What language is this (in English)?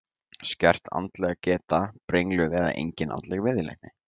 Icelandic